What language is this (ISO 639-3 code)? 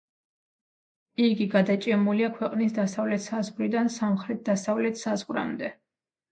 kat